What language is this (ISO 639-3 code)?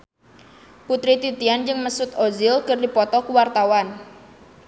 sun